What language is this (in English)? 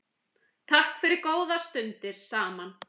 Icelandic